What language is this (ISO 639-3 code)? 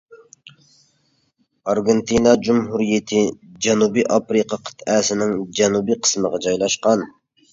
uig